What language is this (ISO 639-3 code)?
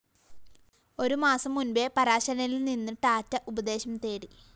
mal